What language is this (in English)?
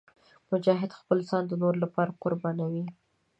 Pashto